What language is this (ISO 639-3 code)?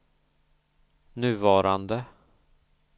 swe